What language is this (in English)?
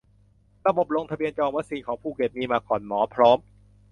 Thai